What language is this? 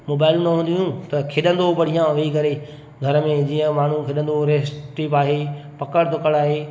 Sindhi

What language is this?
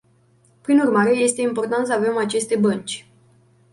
Romanian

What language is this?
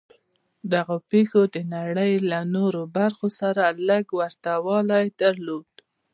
Pashto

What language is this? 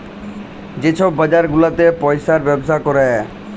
Bangla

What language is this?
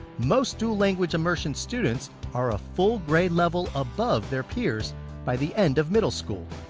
English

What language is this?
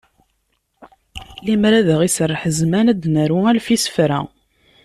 Kabyle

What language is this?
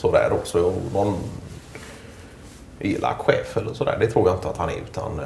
Swedish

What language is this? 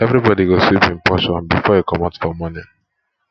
Nigerian Pidgin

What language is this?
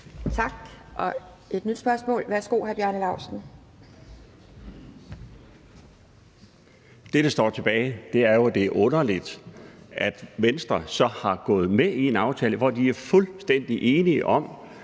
Danish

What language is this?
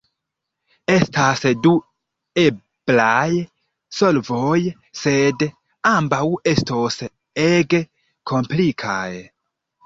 Esperanto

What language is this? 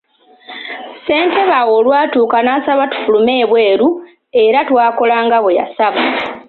Ganda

